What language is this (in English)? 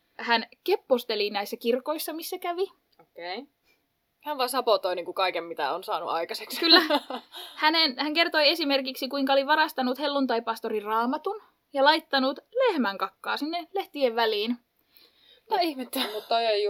Finnish